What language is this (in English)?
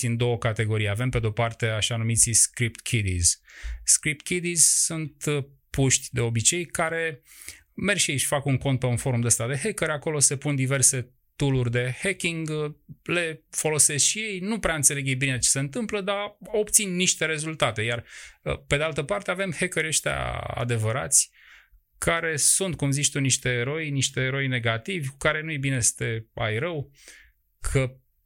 Romanian